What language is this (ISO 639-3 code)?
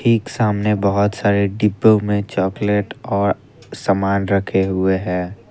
hin